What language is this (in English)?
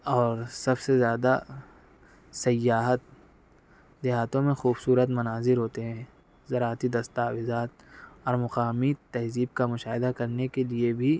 Urdu